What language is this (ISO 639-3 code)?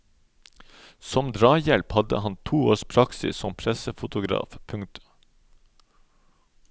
nor